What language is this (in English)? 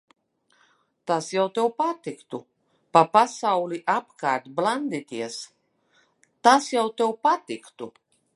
Latvian